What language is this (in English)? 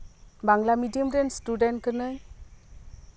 Santali